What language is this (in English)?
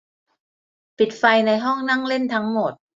Thai